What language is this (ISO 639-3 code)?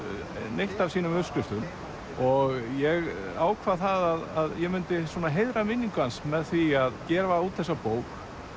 isl